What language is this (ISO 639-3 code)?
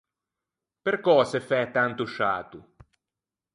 lij